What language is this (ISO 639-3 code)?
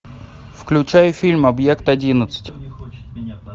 rus